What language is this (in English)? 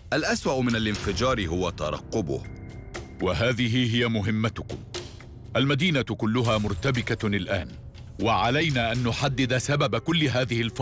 Arabic